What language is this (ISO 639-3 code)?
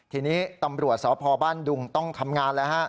tha